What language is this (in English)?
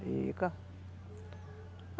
Portuguese